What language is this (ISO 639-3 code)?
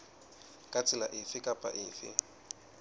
sot